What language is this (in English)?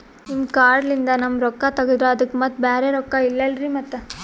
Kannada